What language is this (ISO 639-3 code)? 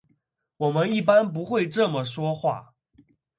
zho